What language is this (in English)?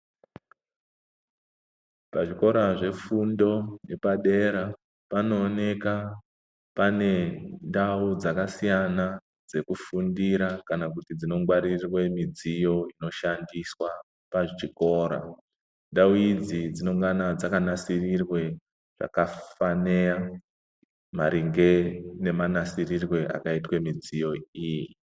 Ndau